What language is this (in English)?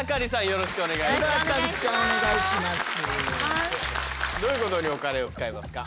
Japanese